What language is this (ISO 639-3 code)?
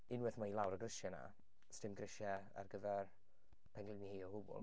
cym